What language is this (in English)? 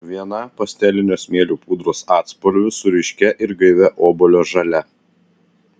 Lithuanian